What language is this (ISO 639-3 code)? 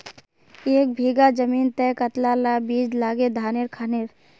mag